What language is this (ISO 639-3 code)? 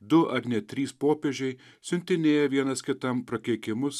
lit